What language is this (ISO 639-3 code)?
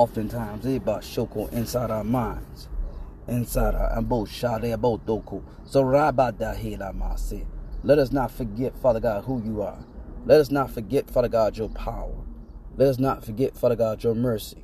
eng